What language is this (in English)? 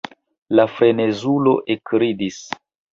Esperanto